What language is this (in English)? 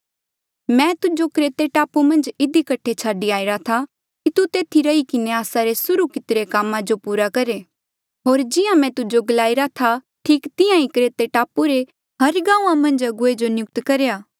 Mandeali